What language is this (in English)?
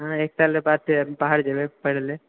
Maithili